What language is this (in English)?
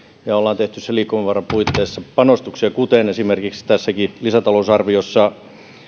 Finnish